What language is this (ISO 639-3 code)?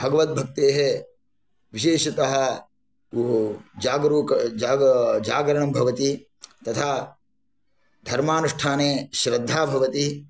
san